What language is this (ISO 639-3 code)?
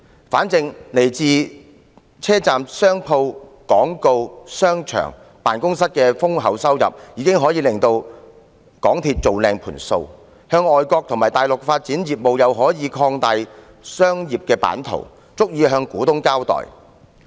yue